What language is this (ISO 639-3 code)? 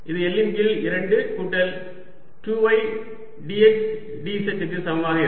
tam